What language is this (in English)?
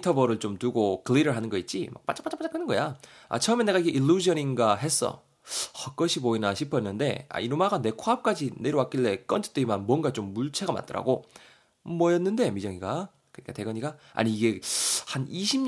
Korean